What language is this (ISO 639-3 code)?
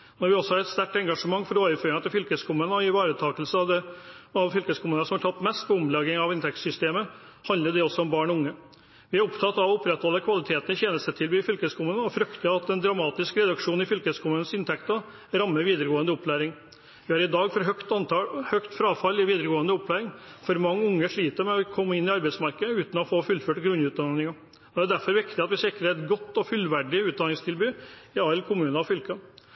nob